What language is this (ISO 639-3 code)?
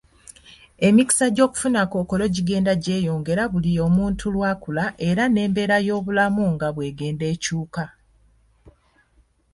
lug